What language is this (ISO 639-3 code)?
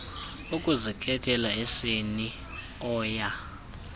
xho